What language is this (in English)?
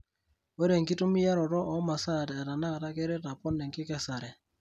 Masai